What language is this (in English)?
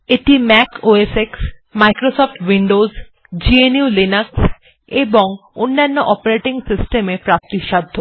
Bangla